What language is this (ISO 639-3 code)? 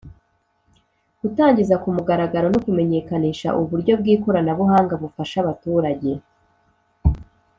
kin